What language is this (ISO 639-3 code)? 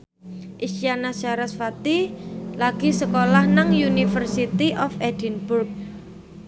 jav